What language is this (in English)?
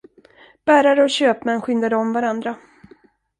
Swedish